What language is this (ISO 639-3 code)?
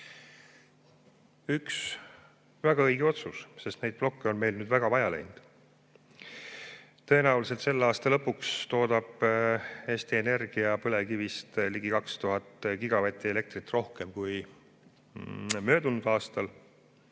est